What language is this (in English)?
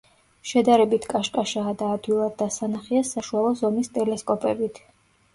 Georgian